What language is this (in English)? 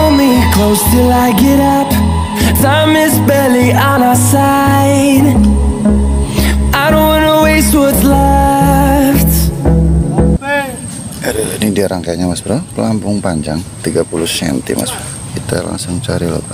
Indonesian